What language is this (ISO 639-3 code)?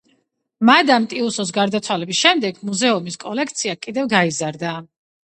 kat